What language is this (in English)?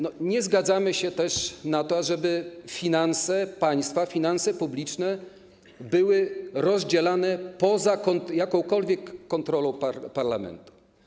Polish